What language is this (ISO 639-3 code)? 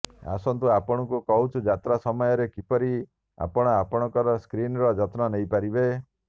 ori